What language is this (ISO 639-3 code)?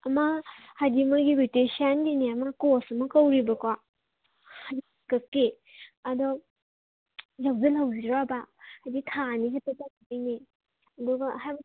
mni